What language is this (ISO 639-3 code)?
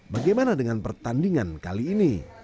ind